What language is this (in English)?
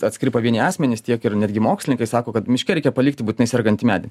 Lithuanian